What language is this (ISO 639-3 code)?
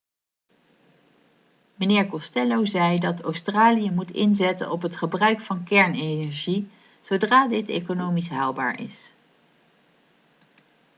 nld